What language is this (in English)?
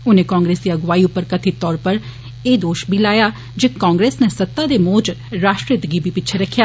Dogri